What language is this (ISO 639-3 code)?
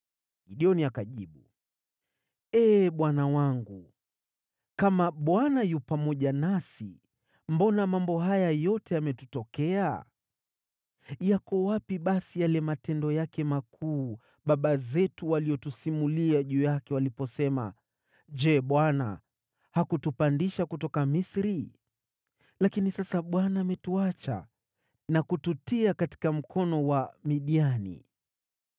swa